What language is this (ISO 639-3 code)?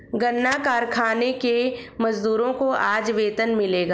hin